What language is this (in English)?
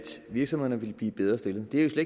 Danish